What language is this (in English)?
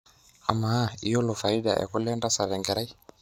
Masai